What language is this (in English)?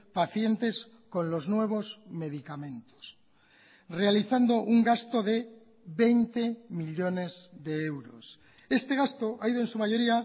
Spanish